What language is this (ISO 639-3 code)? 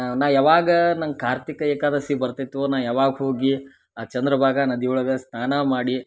kan